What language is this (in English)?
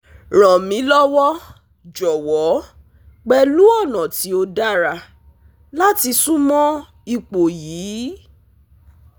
Yoruba